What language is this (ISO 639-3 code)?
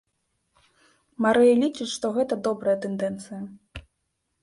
bel